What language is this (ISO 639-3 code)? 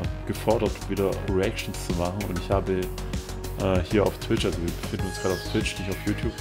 deu